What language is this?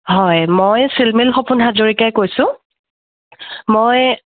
Assamese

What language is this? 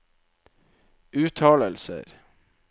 Norwegian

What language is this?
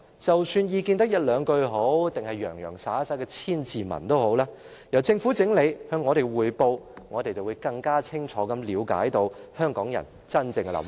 Cantonese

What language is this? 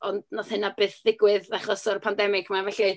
Welsh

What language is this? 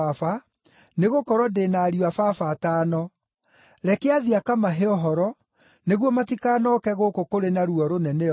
Kikuyu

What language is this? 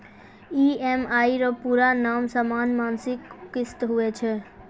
Maithili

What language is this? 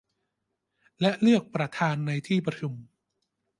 Thai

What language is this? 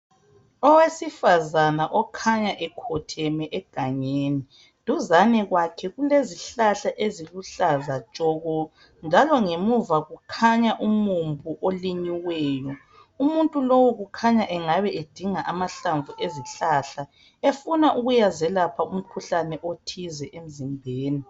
North Ndebele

